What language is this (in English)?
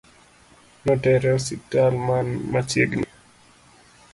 Luo (Kenya and Tanzania)